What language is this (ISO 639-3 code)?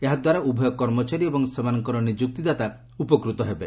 ori